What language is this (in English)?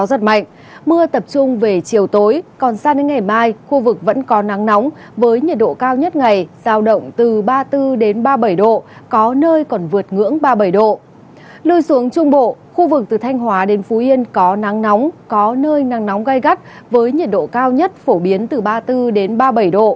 Vietnamese